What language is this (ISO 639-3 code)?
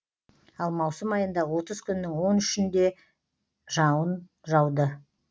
kaz